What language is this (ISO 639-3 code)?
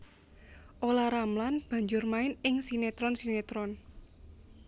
jav